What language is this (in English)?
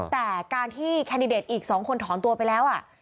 Thai